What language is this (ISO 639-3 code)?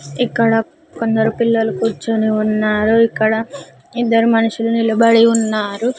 tel